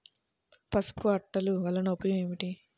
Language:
Telugu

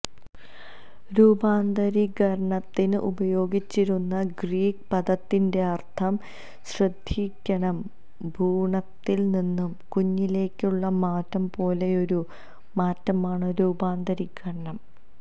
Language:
Malayalam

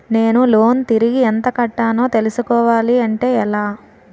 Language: Telugu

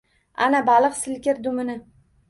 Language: Uzbek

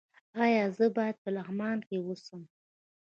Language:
Pashto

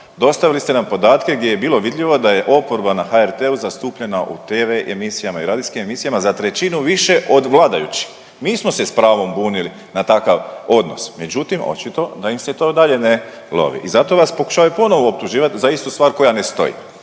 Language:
Croatian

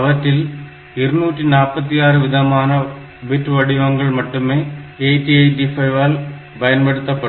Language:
Tamil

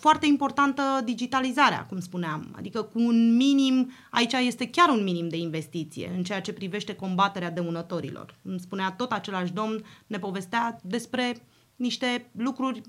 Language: Romanian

